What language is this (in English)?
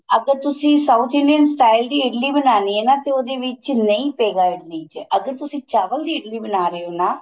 Punjabi